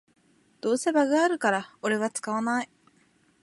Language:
Japanese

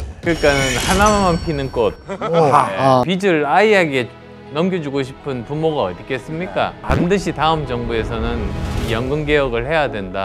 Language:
Korean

